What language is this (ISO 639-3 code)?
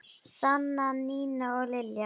isl